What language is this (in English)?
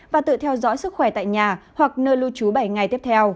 Vietnamese